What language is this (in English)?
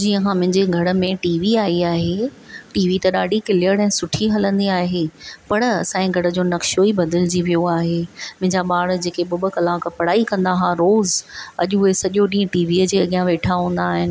Sindhi